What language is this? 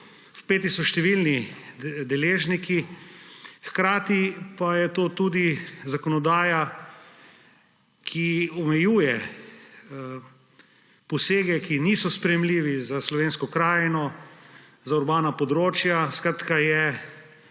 Slovenian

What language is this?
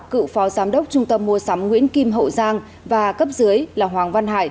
Vietnamese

